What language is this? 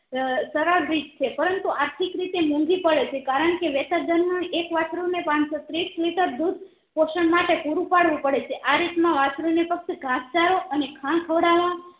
Gujarati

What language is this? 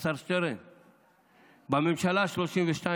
Hebrew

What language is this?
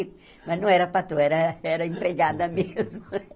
Portuguese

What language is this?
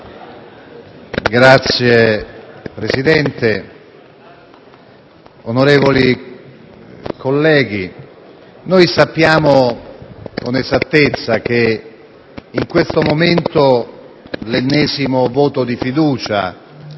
Italian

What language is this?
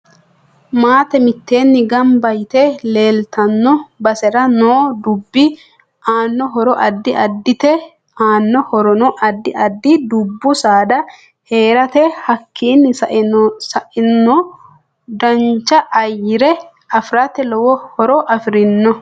Sidamo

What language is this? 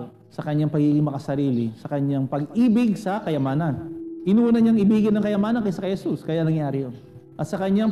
Filipino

